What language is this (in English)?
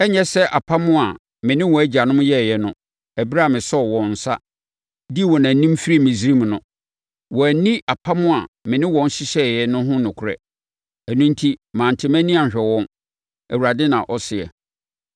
Akan